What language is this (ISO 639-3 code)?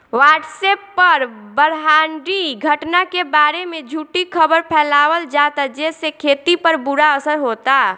bho